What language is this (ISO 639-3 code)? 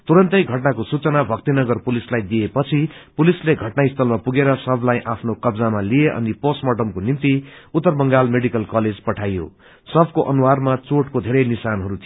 nep